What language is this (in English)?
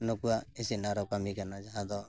Santali